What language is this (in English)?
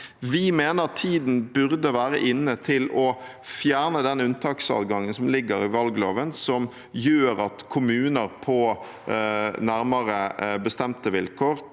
Norwegian